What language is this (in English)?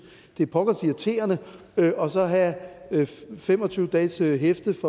Danish